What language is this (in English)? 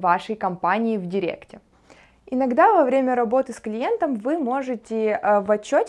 Russian